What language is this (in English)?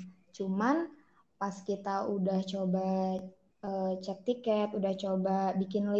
Indonesian